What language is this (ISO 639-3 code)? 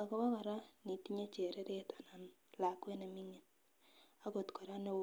kln